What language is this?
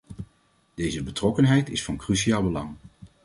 Dutch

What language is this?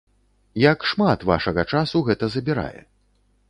Belarusian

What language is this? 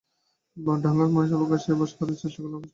Bangla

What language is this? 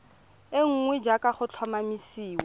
Tswana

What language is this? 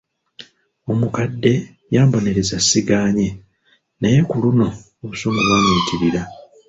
Ganda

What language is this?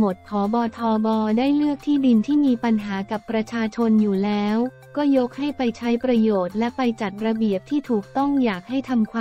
Thai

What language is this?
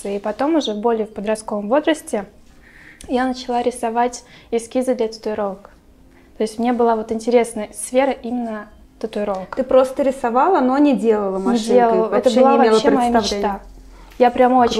Russian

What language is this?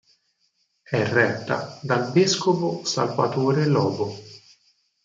Italian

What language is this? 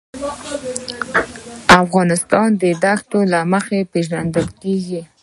Pashto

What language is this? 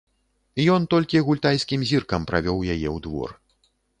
Belarusian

